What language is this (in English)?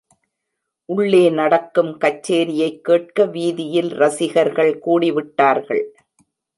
Tamil